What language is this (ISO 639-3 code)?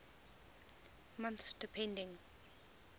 eng